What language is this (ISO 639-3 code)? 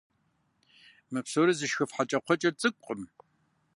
kbd